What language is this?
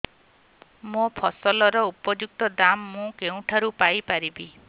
Odia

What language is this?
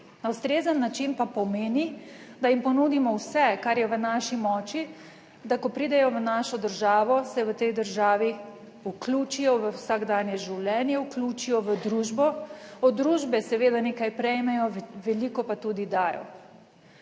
Slovenian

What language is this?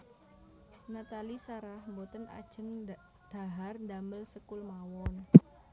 Javanese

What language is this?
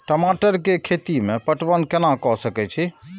Maithili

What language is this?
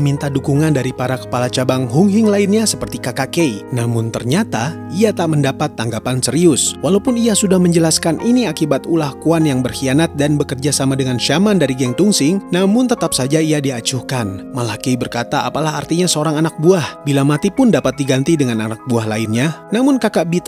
Indonesian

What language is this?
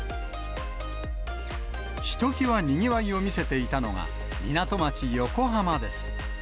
Japanese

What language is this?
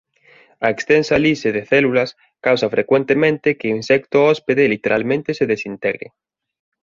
Galician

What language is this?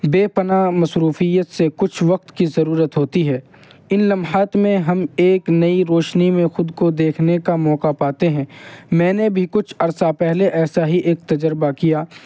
Urdu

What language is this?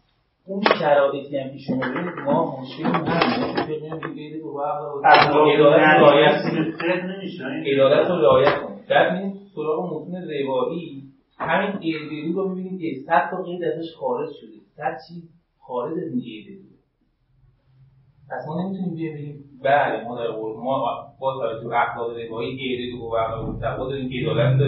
Persian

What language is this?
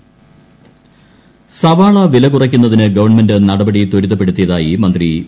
Malayalam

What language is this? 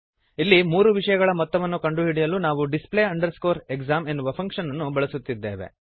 Kannada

